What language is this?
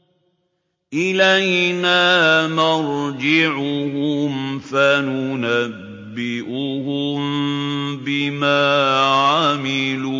Arabic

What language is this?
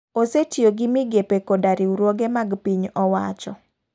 Luo (Kenya and Tanzania)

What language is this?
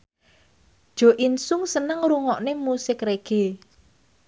Javanese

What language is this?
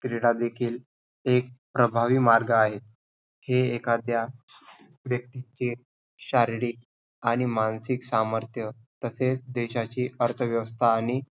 Marathi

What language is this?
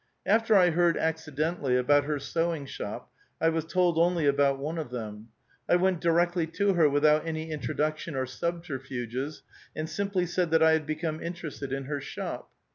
English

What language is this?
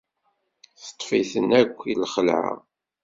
Kabyle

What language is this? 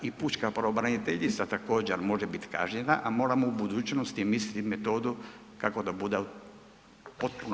Croatian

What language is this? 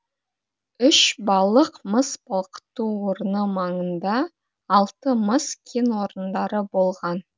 Kazakh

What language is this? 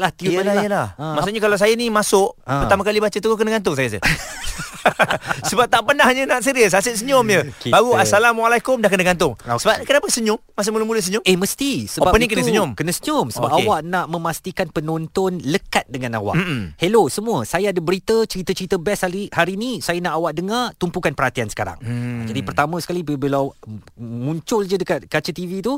Malay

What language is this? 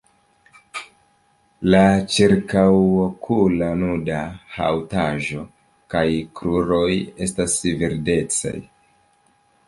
Esperanto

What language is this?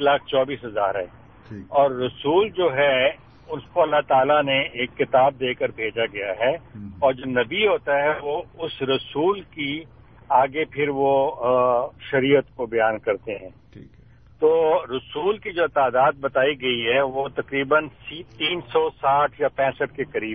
Urdu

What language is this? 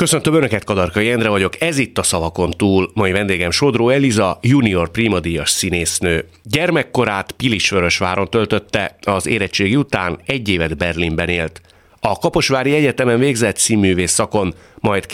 Hungarian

